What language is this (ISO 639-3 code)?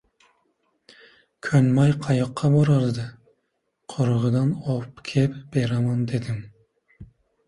uzb